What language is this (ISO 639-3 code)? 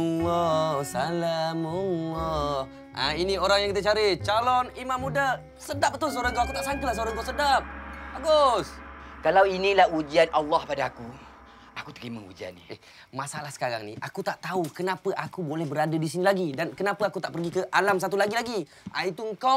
msa